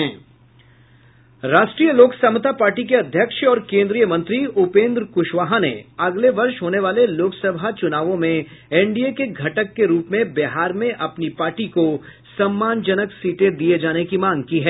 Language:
Hindi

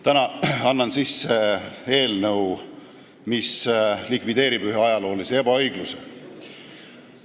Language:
Estonian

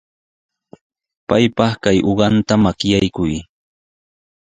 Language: Sihuas Ancash Quechua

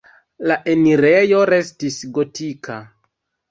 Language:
Esperanto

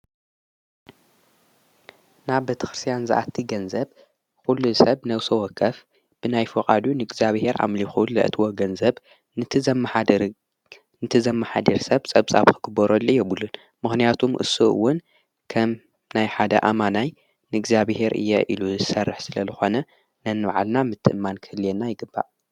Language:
Tigrinya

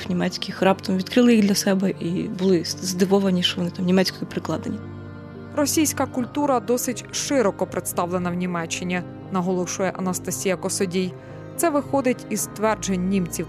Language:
Ukrainian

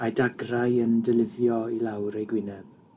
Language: Welsh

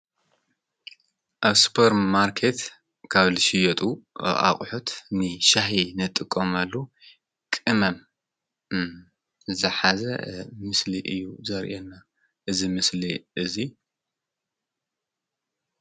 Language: Tigrinya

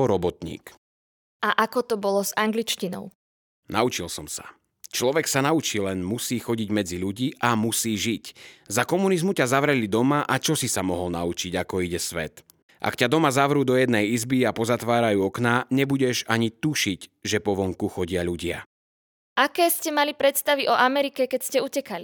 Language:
Slovak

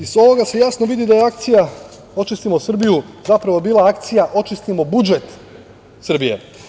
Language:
Serbian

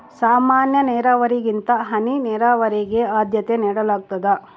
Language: Kannada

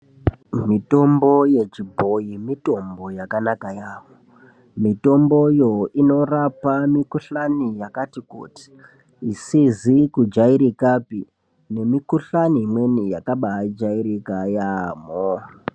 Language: Ndau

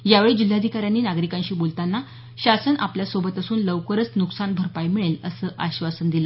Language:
Marathi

